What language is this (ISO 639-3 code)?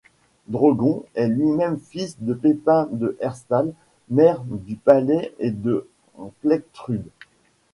fra